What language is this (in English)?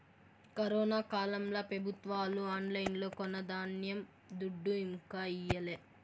Telugu